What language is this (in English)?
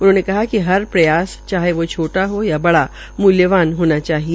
Hindi